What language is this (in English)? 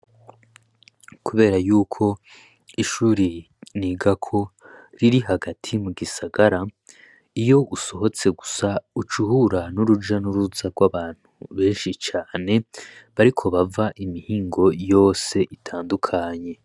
Rundi